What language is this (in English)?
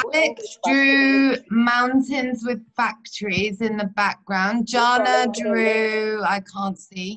English